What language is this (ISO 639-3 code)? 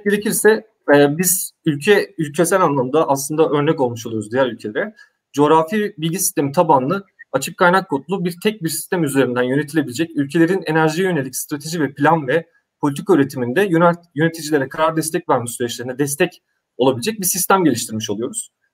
tur